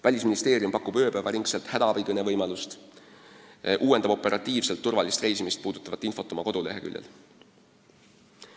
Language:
Estonian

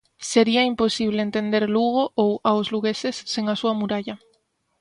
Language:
Galician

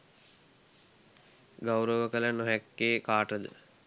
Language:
Sinhala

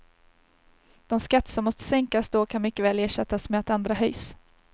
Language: Swedish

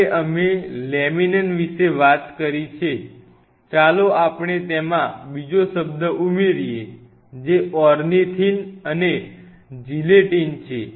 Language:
Gujarati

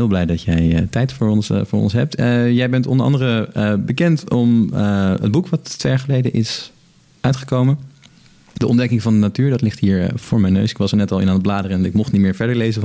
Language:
Dutch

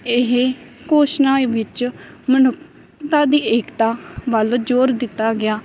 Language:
Punjabi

